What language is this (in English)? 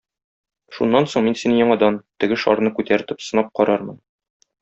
Tatar